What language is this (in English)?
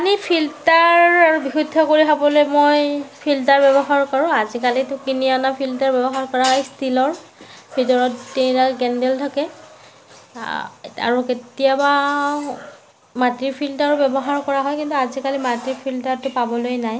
Assamese